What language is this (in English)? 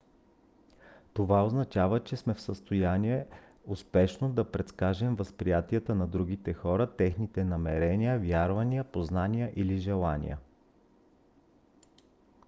Bulgarian